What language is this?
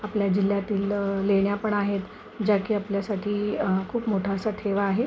Marathi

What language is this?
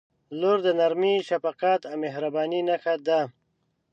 Pashto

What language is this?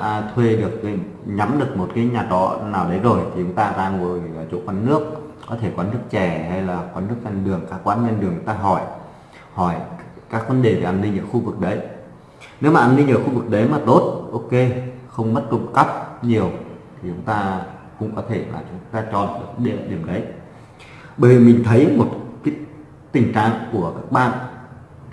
Vietnamese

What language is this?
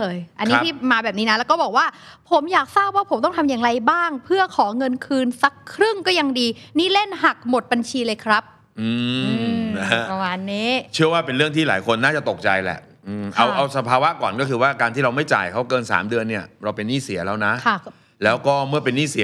Thai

